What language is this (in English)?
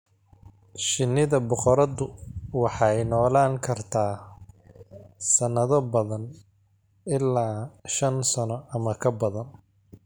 Somali